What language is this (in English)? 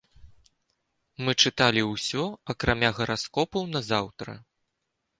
Belarusian